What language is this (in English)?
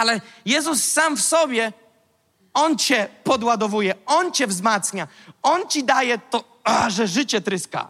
Polish